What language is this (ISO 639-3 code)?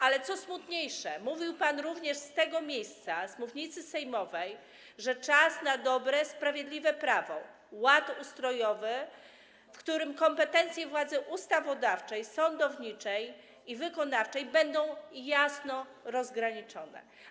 pol